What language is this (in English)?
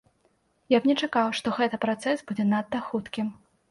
Belarusian